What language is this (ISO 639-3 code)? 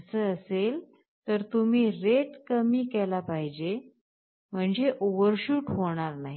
mar